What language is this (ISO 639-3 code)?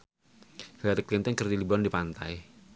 sun